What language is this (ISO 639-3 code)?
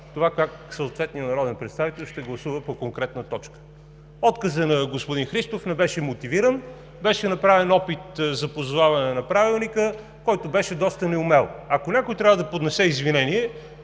bul